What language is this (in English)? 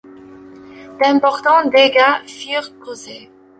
French